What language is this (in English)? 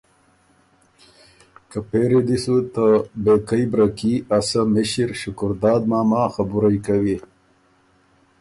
Ormuri